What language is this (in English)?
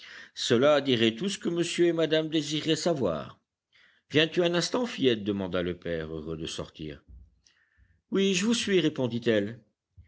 French